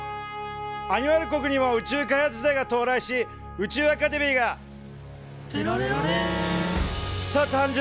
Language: Japanese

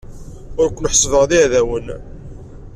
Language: Kabyle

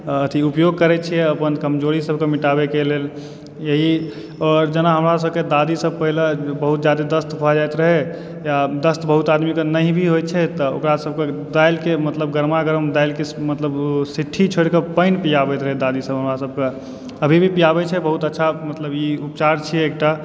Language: Maithili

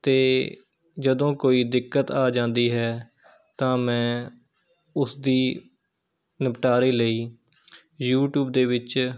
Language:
Punjabi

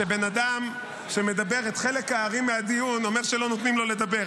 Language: Hebrew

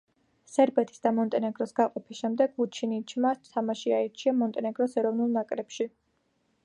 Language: Georgian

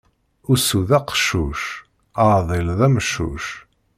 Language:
Kabyle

